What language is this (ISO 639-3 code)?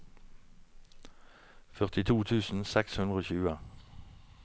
nor